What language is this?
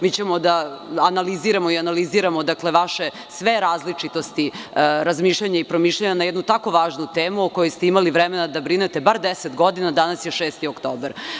Serbian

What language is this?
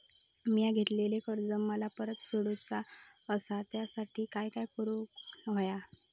Marathi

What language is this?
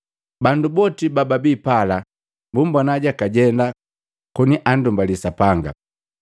Matengo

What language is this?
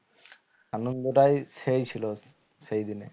Bangla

